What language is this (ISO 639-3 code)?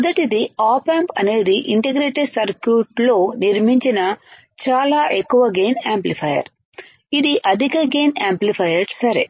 tel